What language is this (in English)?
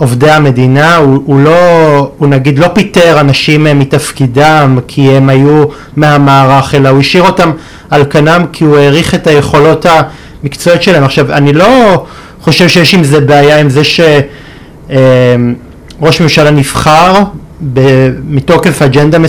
Hebrew